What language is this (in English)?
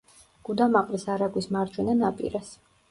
Georgian